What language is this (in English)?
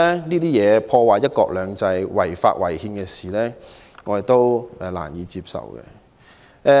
Cantonese